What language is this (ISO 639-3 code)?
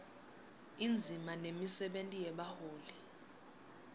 ssw